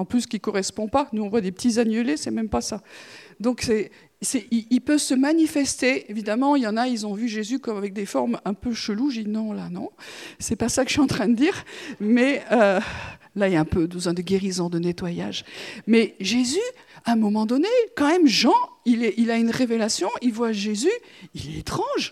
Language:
French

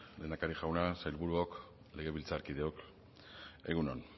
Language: Basque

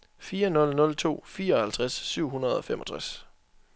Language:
Danish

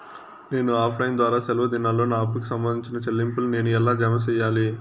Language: Telugu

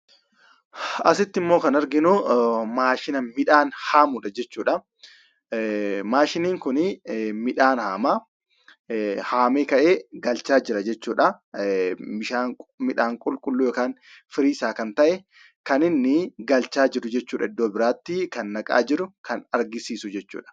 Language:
Oromo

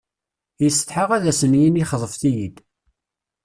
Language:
Kabyle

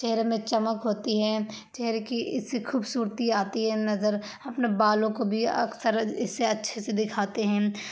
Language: Urdu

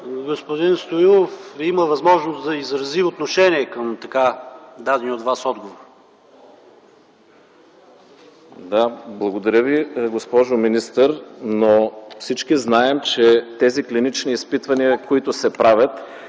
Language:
Bulgarian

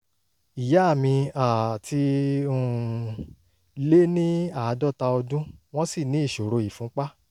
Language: Yoruba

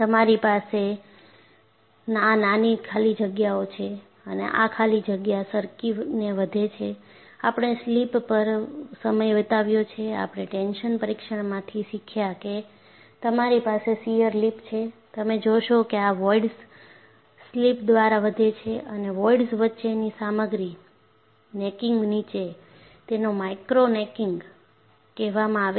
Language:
Gujarati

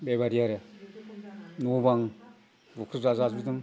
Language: Bodo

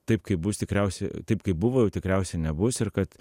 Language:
Lithuanian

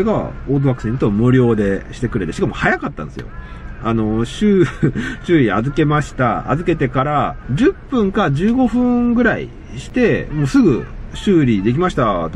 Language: Japanese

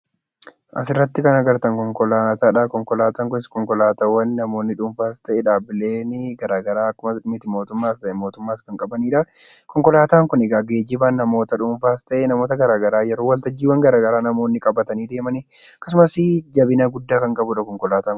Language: Oromo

